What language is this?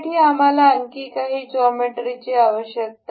Marathi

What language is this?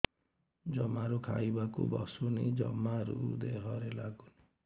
Odia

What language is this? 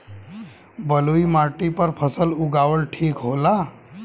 Bhojpuri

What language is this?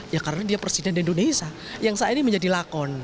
Indonesian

